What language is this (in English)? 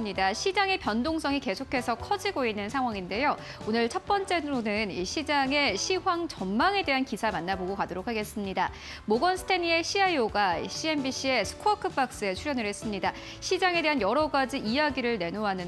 Korean